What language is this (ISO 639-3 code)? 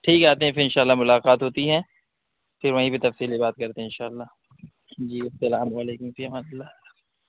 urd